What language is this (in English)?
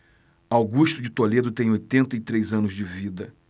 Portuguese